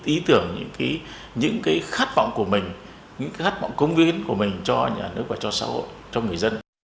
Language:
Vietnamese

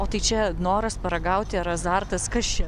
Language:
Lithuanian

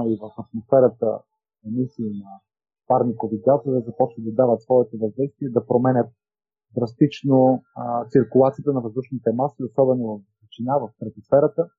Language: Bulgarian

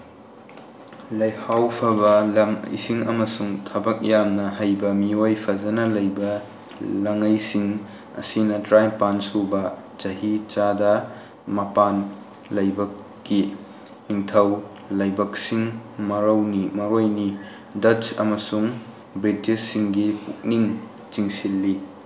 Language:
Manipuri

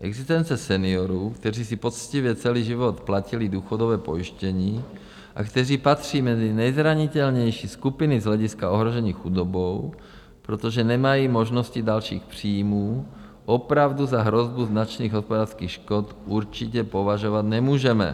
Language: Czech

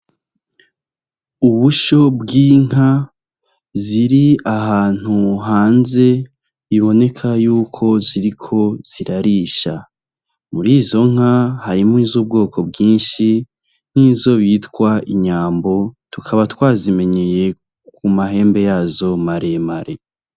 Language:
Rundi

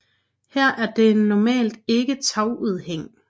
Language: Danish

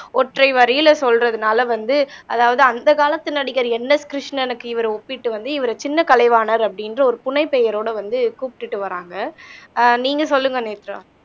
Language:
Tamil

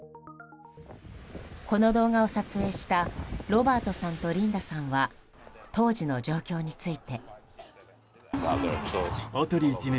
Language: Japanese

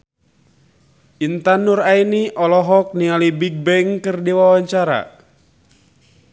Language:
Sundanese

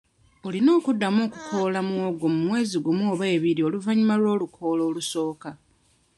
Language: Ganda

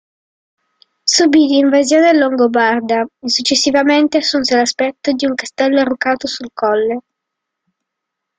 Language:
Italian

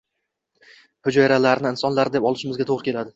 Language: Uzbek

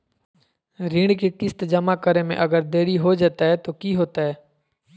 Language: Magahi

